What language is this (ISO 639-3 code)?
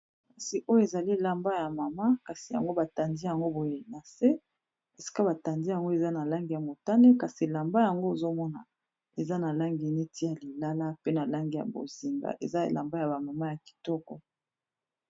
lin